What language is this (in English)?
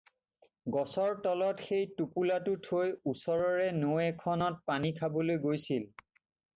Assamese